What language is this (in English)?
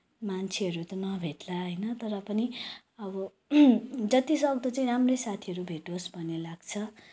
Nepali